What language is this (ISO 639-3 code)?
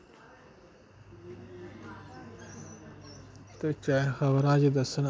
doi